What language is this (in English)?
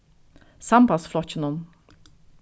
Faroese